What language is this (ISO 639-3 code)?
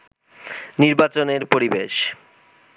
ben